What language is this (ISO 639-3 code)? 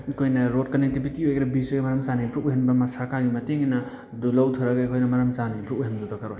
mni